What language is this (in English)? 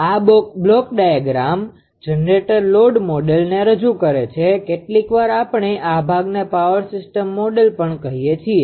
Gujarati